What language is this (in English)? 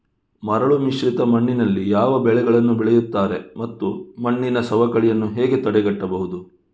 Kannada